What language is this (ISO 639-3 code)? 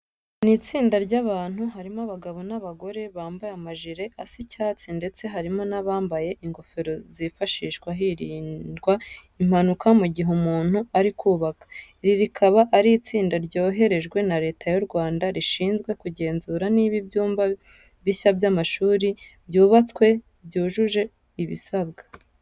kin